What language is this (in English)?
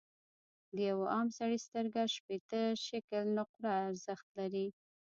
Pashto